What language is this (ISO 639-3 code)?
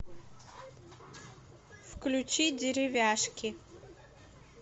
rus